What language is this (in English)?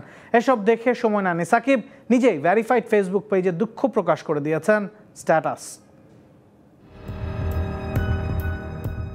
Hindi